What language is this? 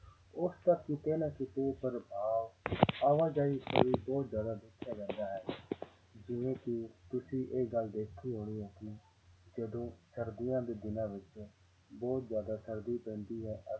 Punjabi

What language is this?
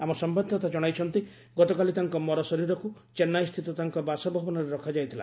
Odia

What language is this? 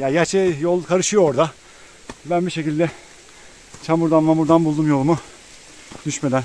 Turkish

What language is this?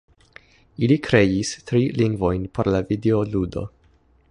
Esperanto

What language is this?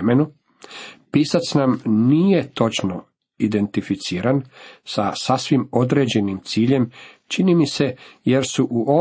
Croatian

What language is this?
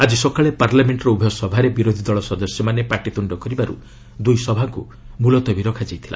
Odia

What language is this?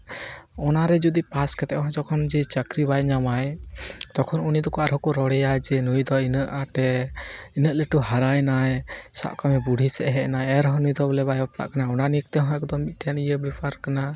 Santali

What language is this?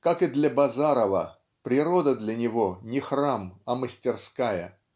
Russian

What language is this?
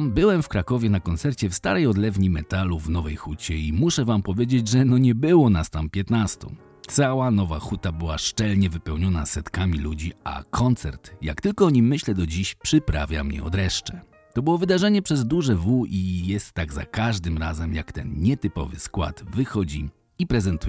Polish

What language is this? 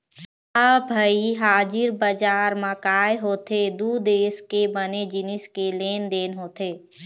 Chhattisgarhi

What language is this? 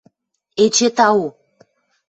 Western Mari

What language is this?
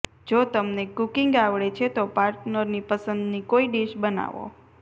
Gujarati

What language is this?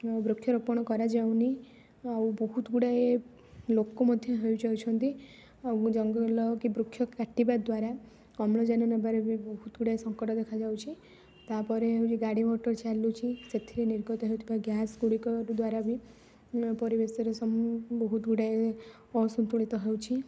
Odia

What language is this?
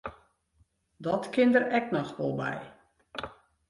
Western Frisian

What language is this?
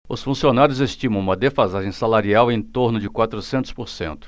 Portuguese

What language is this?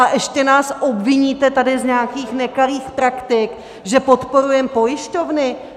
Czech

